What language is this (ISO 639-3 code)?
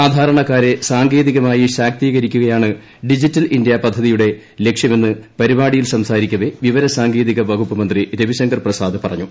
mal